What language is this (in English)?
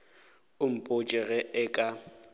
Northern Sotho